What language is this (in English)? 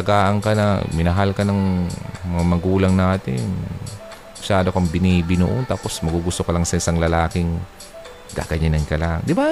Filipino